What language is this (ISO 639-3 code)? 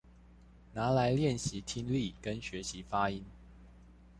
zho